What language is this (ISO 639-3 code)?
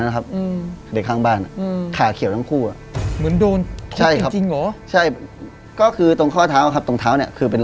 tha